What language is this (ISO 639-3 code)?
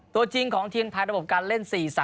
tha